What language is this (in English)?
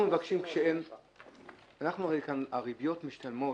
Hebrew